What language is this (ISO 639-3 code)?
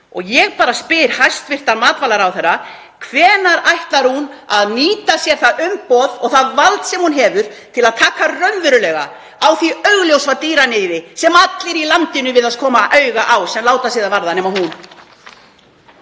isl